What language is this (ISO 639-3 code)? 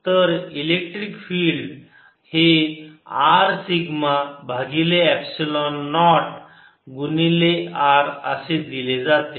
mar